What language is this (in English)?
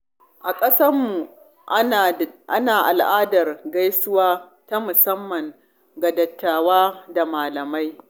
Hausa